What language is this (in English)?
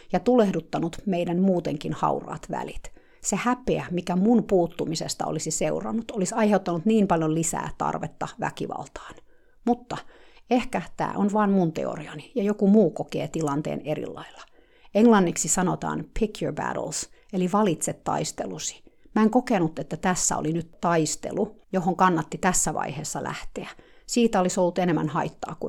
Finnish